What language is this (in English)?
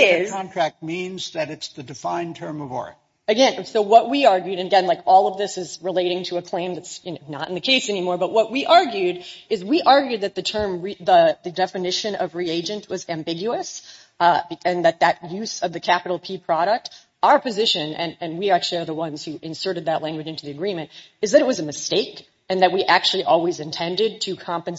English